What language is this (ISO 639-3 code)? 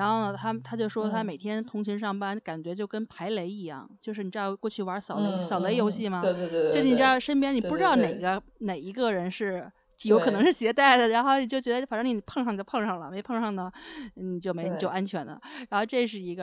zho